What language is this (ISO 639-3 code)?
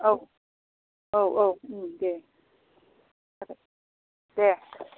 brx